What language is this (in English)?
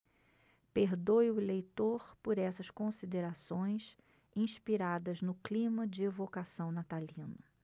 Portuguese